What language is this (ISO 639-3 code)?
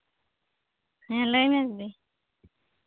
sat